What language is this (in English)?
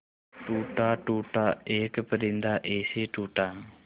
Hindi